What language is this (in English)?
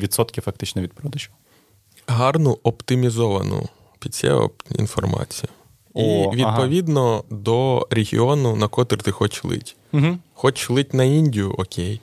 Ukrainian